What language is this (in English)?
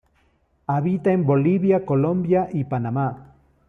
Spanish